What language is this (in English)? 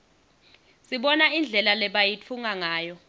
Swati